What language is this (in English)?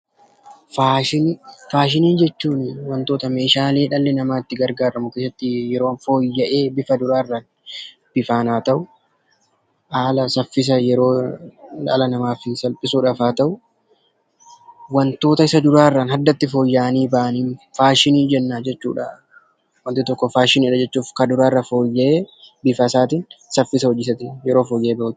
Oromo